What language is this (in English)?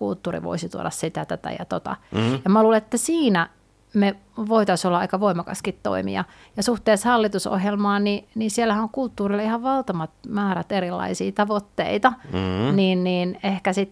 Finnish